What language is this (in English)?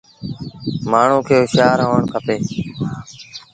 Sindhi Bhil